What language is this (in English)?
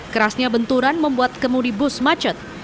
Indonesian